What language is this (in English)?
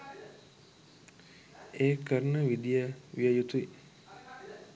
Sinhala